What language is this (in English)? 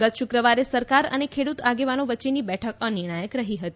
Gujarati